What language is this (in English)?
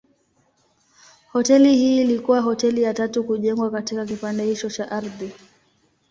Swahili